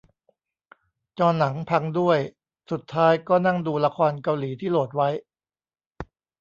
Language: Thai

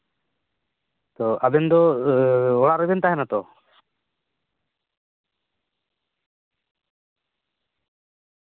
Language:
Santali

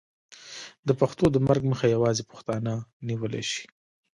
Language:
Pashto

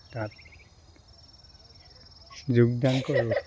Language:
Assamese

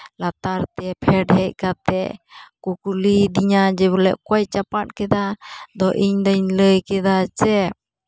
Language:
Santali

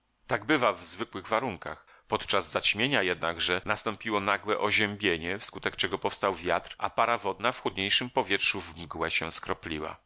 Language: Polish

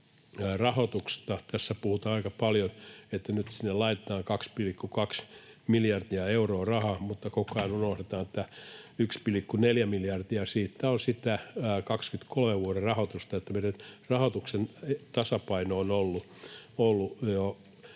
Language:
Finnish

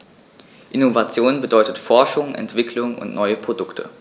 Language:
German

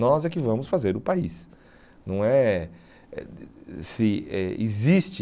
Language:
Portuguese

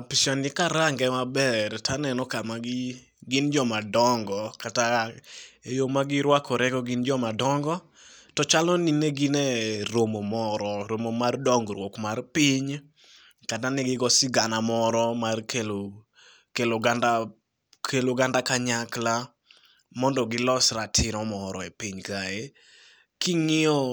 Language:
Luo (Kenya and Tanzania)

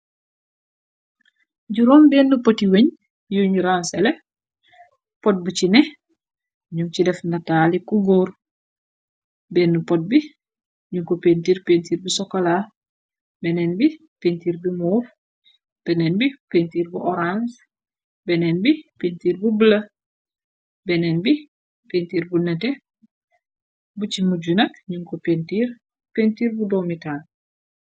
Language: Wolof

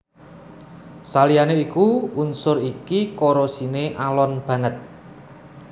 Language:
Javanese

